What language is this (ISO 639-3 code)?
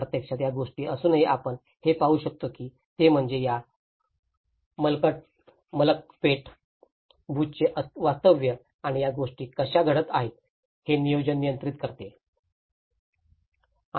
mar